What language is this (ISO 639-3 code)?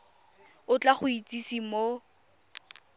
tsn